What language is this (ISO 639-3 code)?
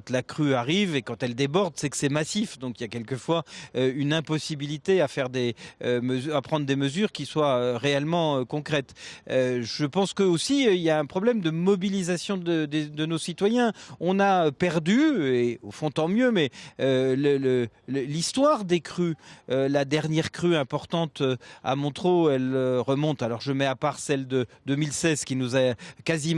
fra